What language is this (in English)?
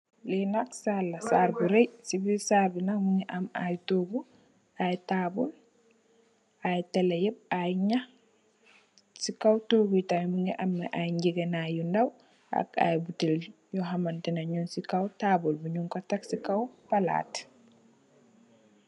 Wolof